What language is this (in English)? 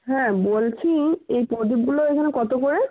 Bangla